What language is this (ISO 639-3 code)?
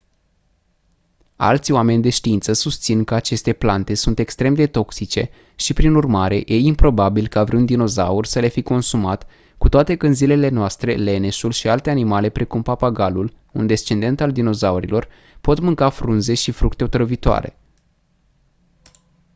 ron